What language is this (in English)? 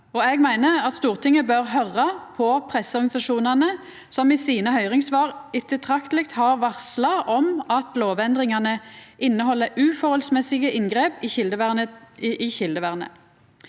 Norwegian